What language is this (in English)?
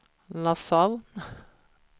Swedish